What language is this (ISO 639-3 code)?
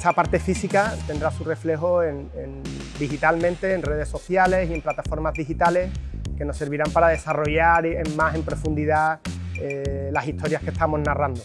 spa